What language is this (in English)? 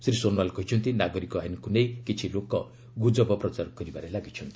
Odia